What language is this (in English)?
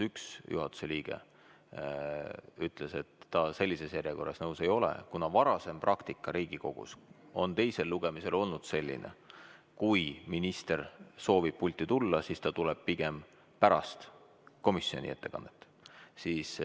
Estonian